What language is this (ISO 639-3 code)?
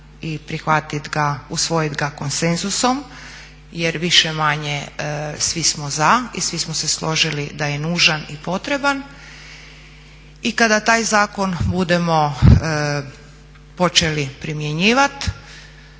hrv